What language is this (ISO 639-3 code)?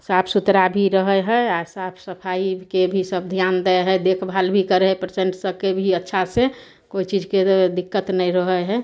mai